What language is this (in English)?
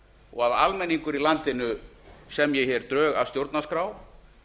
Icelandic